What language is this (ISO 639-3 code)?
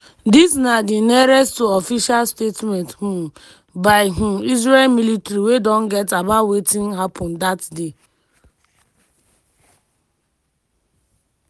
pcm